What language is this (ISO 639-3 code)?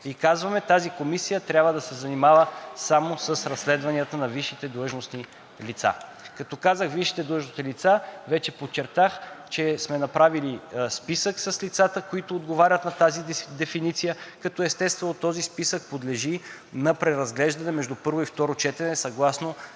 bul